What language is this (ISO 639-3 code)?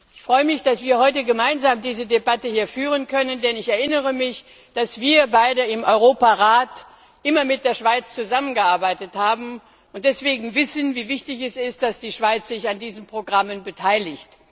deu